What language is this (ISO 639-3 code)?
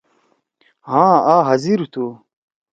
trw